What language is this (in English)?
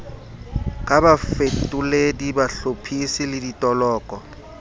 Southern Sotho